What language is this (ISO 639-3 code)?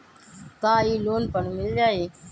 mag